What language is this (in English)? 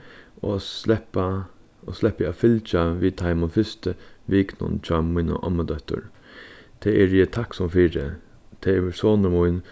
Faroese